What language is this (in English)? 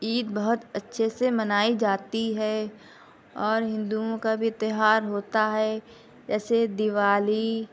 Urdu